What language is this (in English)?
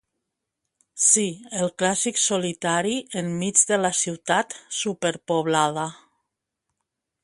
Catalan